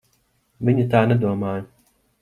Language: Latvian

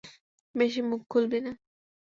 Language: Bangla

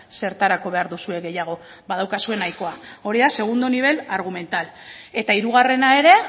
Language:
Basque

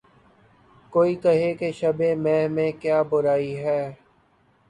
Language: Urdu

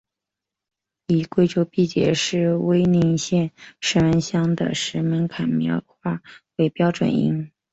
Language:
Chinese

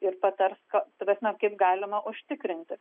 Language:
Lithuanian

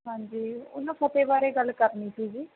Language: Punjabi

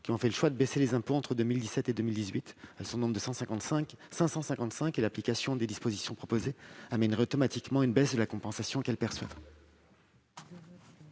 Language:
French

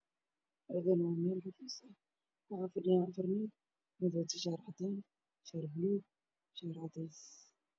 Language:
Somali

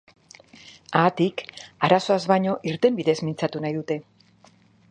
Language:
Basque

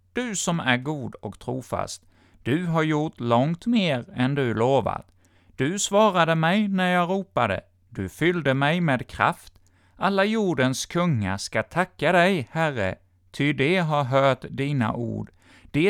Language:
Swedish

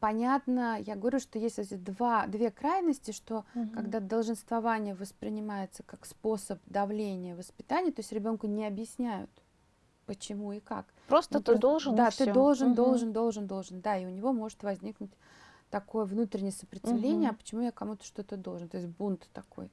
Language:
Russian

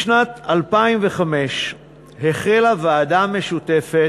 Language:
Hebrew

